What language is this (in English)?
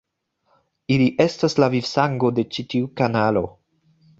Esperanto